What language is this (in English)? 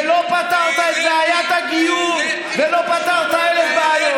Hebrew